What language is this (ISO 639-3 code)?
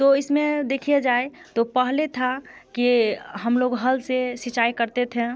hin